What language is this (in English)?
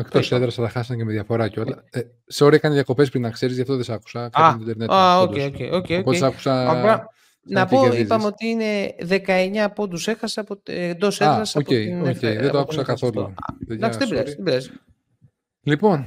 Greek